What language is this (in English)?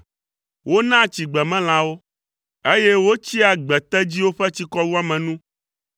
Ewe